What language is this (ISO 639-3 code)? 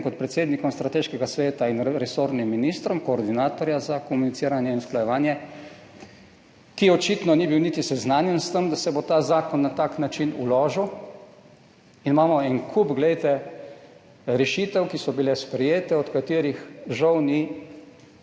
slv